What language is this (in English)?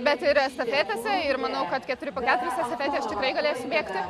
Lithuanian